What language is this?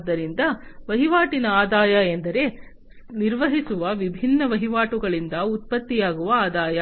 Kannada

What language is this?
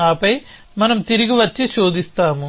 Telugu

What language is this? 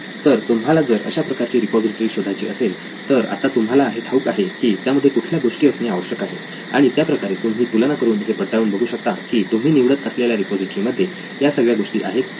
Marathi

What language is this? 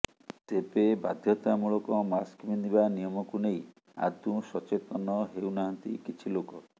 Odia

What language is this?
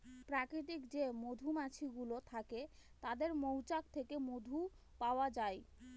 Bangla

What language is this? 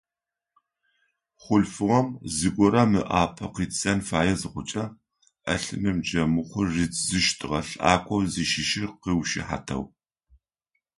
Adyghe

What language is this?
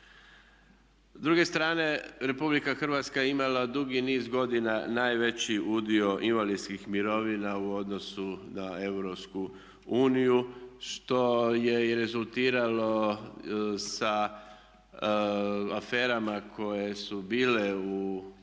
Croatian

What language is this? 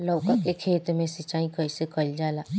Bhojpuri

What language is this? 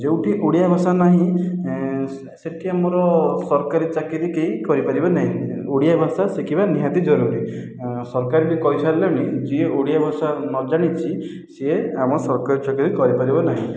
Odia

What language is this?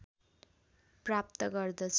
Nepali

